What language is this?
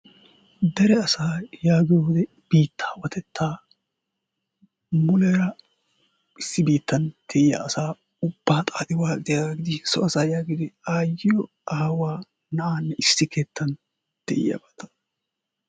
Wolaytta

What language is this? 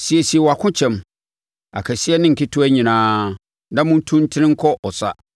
Akan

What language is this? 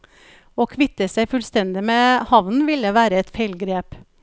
Norwegian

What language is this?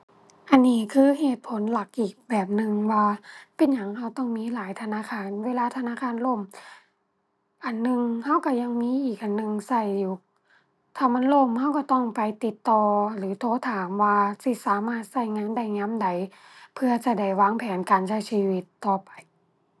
Thai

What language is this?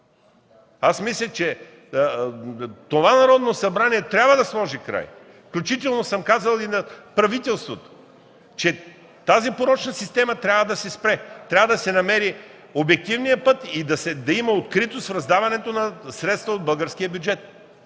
Bulgarian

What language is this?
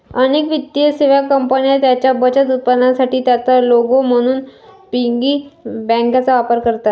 Marathi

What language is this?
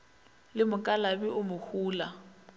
Northern Sotho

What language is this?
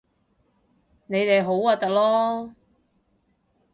Cantonese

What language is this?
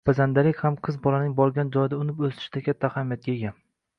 Uzbek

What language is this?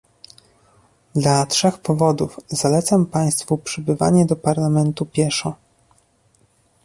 Polish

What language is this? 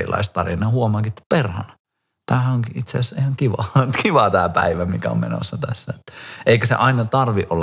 Finnish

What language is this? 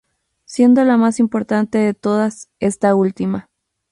Spanish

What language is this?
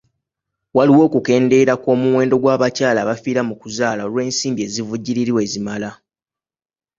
Ganda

